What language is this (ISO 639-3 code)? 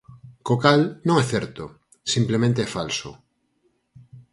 glg